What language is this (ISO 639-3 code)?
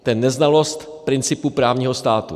ces